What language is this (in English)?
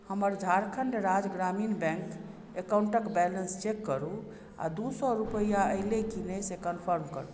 Maithili